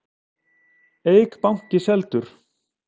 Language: Icelandic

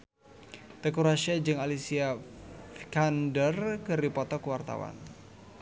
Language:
Sundanese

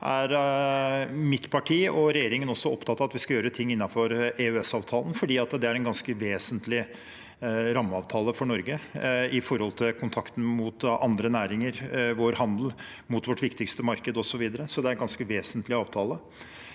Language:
Norwegian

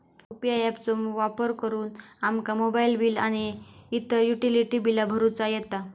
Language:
Marathi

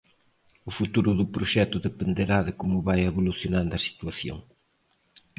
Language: Galician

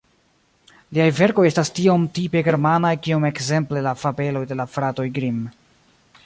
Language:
Esperanto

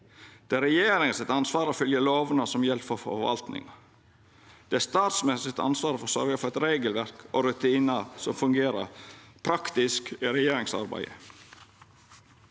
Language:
Norwegian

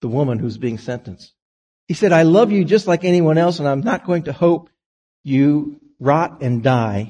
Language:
English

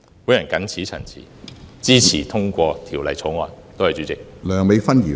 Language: Cantonese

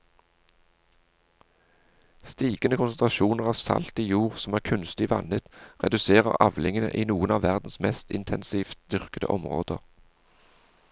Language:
Norwegian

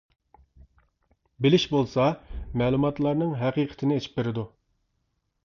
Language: Uyghur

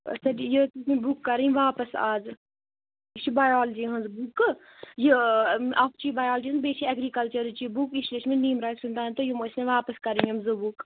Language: Kashmiri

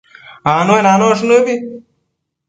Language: Matsés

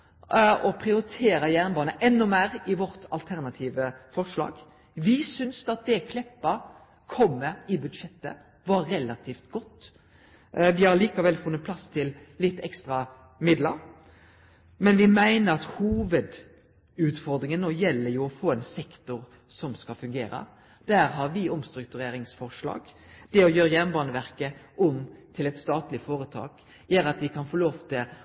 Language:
Norwegian Nynorsk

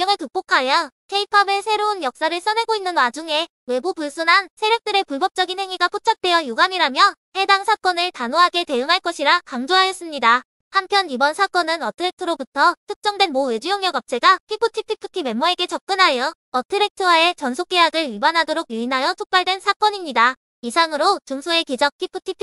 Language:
Korean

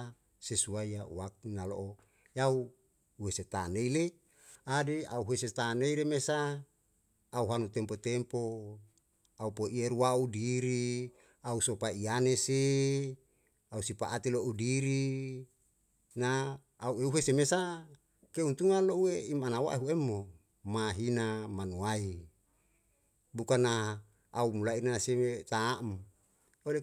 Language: Yalahatan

